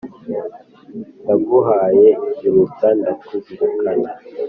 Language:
Kinyarwanda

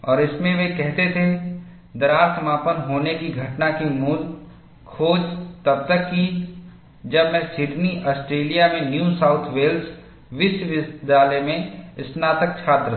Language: Hindi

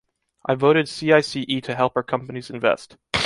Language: English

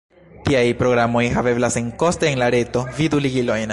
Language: Esperanto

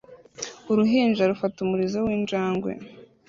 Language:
Kinyarwanda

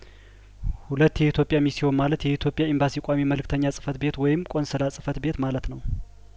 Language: Amharic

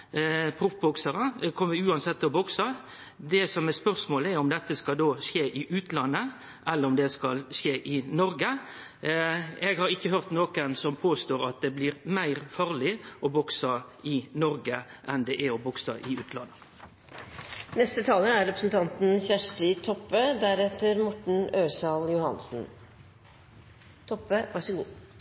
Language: Norwegian Nynorsk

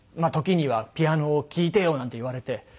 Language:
Japanese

